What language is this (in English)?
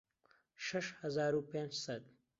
Central Kurdish